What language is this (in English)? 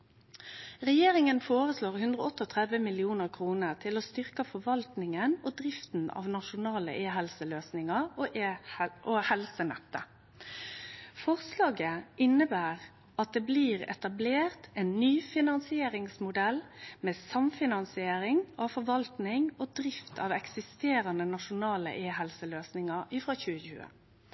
Norwegian Nynorsk